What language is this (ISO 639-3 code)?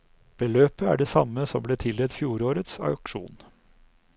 nor